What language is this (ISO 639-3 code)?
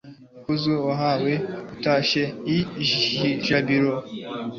kin